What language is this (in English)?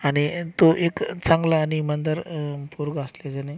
Marathi